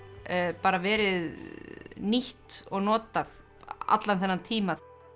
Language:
Icelandic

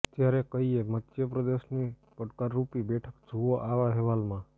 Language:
Gujarati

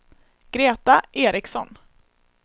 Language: Swedish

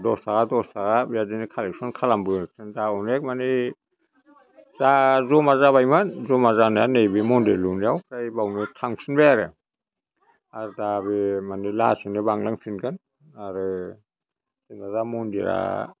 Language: Bodo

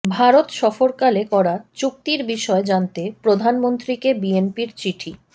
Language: Bangla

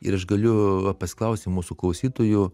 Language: Lithuanian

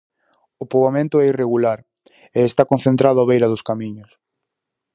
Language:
Galician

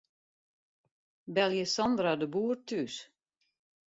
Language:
Western Frisian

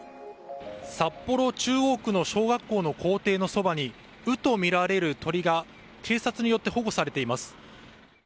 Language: Japanese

